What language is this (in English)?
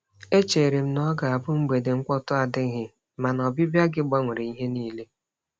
Igbo